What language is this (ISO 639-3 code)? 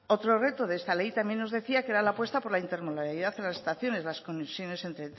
spa